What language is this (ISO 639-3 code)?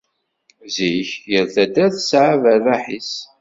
kab